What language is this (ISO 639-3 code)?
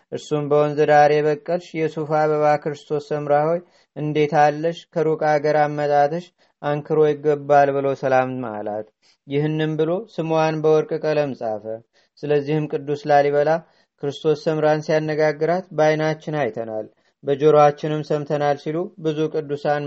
amh